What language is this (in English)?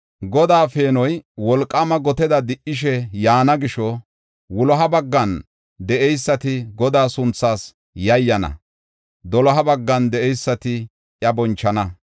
Gofa